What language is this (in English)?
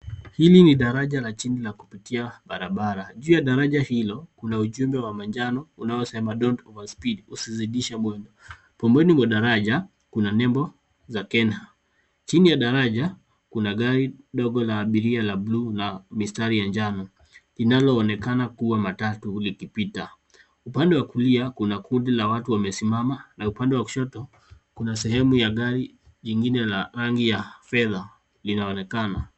Swahili